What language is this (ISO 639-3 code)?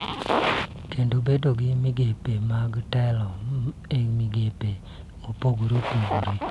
luo